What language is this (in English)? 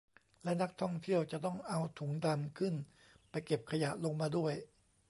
Thai